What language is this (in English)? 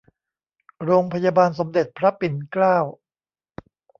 Thai